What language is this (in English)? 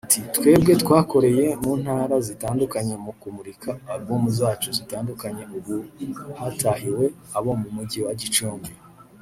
Kinyarwanda